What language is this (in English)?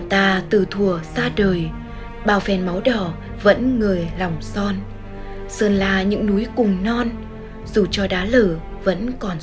Vietnamese